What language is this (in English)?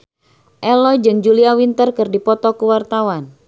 Sundanese